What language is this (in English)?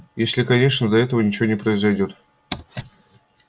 Russian